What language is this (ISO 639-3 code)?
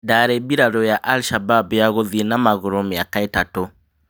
kik